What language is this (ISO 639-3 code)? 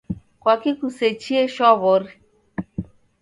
dav